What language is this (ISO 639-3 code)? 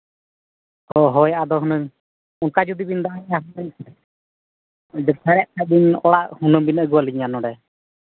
sat